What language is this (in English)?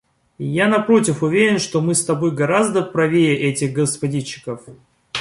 Russian